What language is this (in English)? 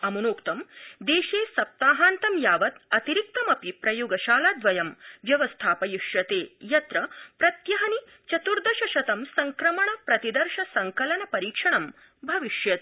Sanskrit